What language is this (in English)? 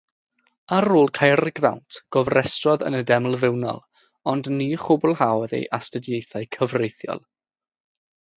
Welsh